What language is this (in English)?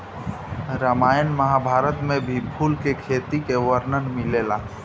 Bhojpuri